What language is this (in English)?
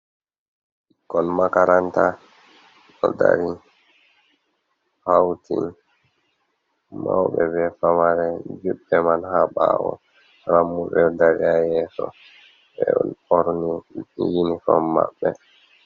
Fula